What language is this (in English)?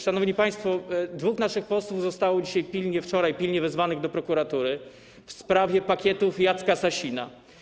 Polish